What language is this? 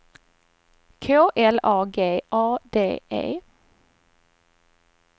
Swedish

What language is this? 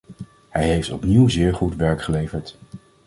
Dutch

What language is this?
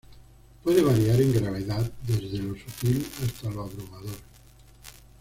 Spanish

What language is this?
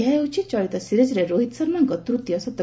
Odia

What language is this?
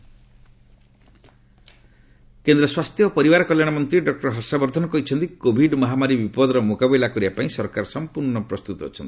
Odia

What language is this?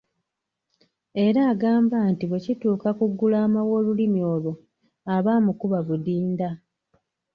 Ganda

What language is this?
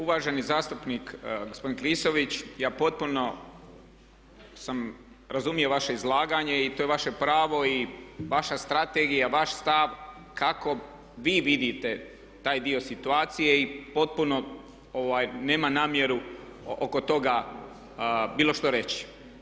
Croatian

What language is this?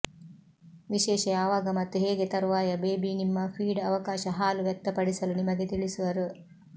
Kannada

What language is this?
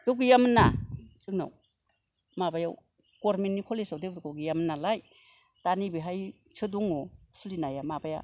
Bodo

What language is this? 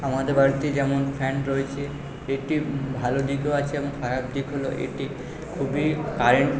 Bangla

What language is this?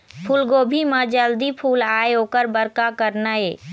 Chhattisgarhi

